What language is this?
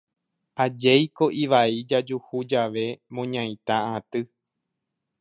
Guarani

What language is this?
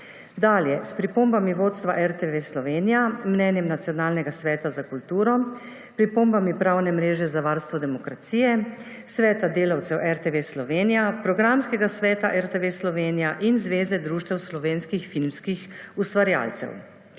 Slovenian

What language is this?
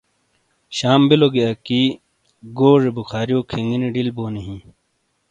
Shina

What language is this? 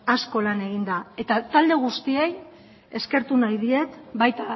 Basque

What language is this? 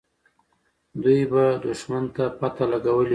Pashto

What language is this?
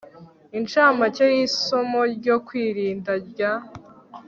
Kinyarwanda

